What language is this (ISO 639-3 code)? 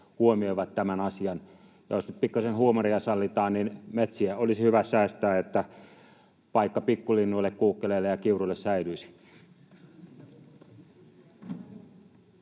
fin